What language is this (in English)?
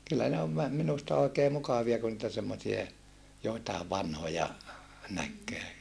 Finnish